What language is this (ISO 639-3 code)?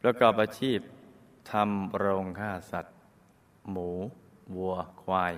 tha